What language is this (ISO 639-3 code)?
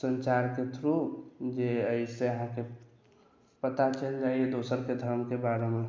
mai